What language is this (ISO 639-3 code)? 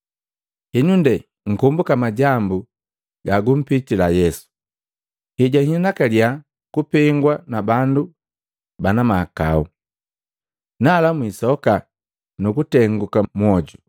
mgv